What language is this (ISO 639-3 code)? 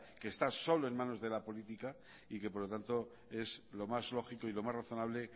spa